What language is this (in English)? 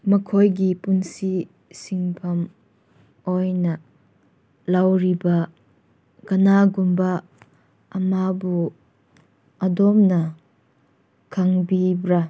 Manipuri